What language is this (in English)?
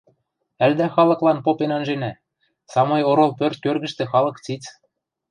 Western Mari